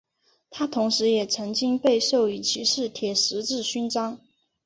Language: Chinese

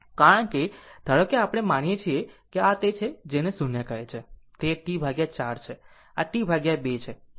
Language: Gujarati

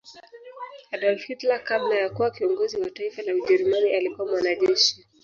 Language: Swahili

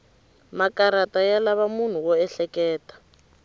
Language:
Tsonga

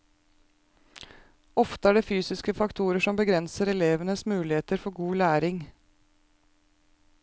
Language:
Norwegian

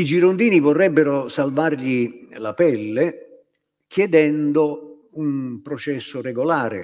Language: Italian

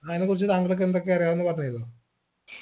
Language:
Malayalam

